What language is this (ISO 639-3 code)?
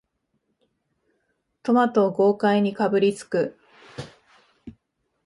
jpn